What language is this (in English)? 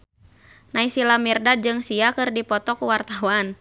Sundanese